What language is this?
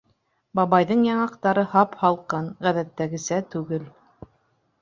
Bashkir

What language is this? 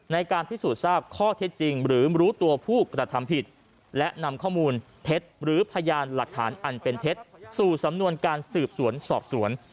Thai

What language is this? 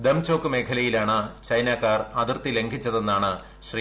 Malayalam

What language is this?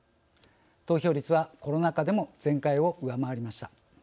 Japanese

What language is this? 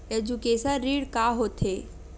Chhattisgarhi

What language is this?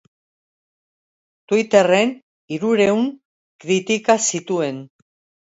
Basque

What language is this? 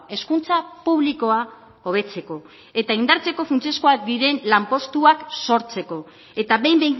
Basque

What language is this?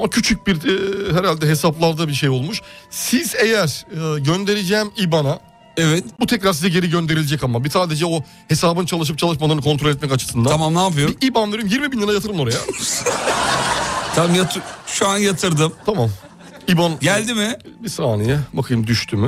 Turkish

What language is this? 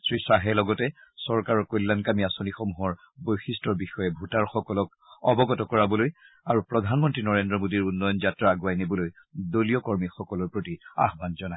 Assamese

